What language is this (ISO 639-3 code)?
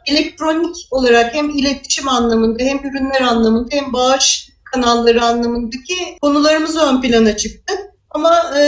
tur